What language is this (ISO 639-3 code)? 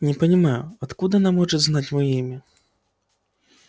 rus